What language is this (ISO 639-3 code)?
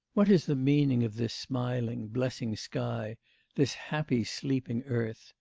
eng